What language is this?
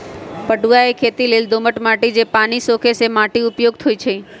Magahi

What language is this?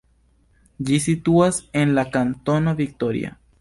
Esperanto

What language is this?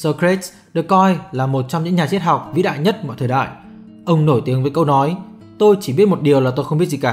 Vietnamese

